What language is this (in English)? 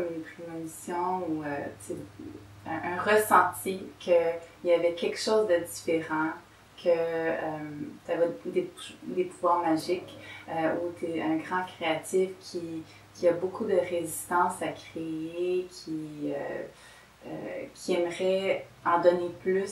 French